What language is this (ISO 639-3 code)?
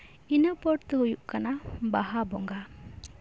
sat